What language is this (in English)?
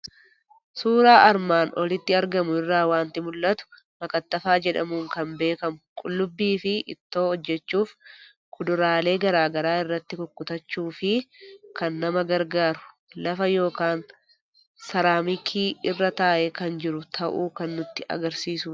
Oromo